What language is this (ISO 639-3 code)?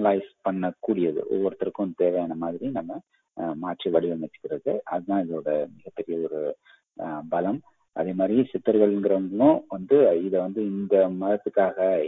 tam